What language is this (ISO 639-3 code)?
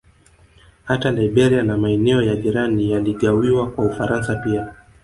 swa